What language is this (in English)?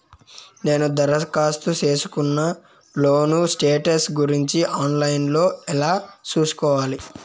Telugu